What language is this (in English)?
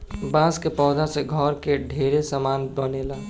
Bhojpuri